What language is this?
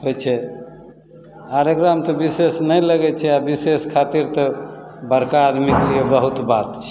Maithili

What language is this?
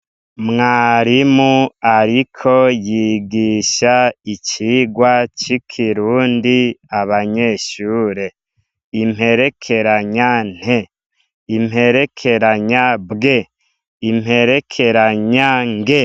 Rundi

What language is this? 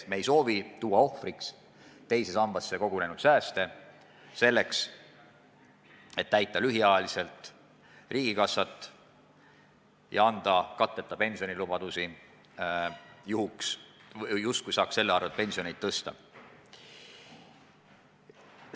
Estonian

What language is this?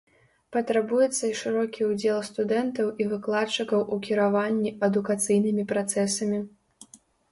Belarusian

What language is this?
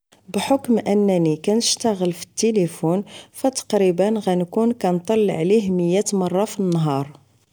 Moroccan Arabic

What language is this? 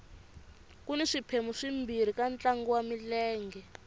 Tsonga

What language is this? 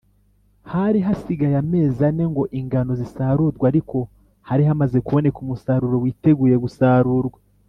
Kinyarwanda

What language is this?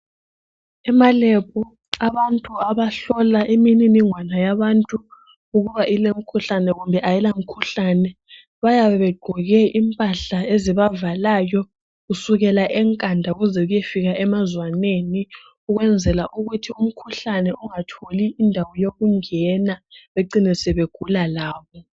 North Ndebele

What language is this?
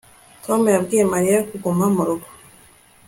Kinyarwanda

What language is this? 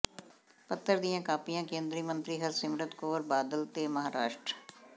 Punjabi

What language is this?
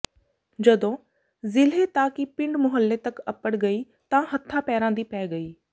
Punjabi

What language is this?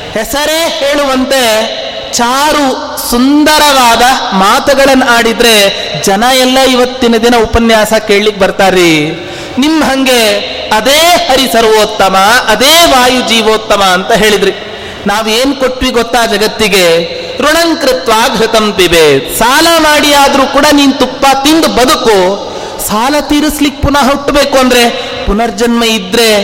Kannada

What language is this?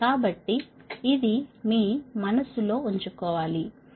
Telugu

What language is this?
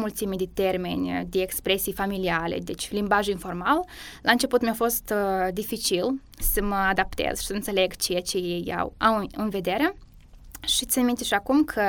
Romanian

